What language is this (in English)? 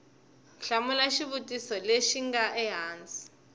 Tsonga